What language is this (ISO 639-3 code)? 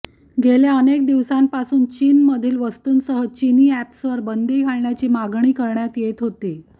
mar